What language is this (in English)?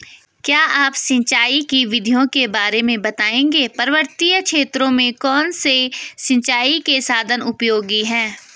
Hindi